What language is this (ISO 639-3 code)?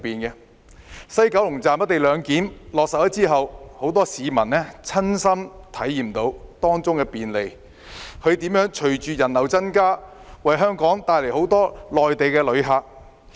yue